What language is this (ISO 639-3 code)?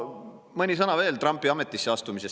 est